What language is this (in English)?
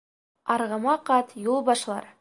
Bashkir